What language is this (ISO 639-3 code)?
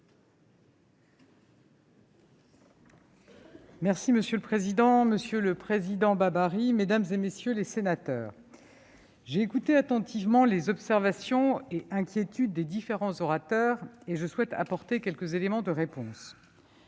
fra